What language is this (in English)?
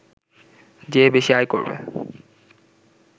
Bangla